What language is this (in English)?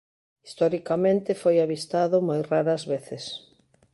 Galician